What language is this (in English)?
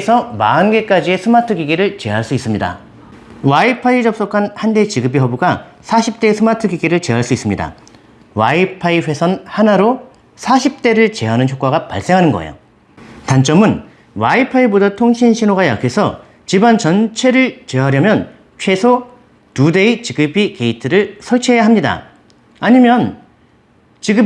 Korean